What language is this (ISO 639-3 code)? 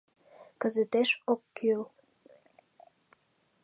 chm